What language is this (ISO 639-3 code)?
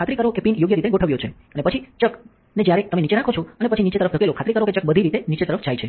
guj